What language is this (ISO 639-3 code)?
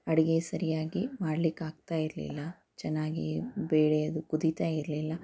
kan